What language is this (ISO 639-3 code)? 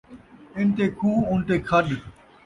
skr